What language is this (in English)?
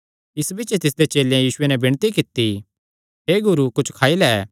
Kangri